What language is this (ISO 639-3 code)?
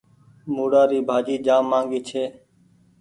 gig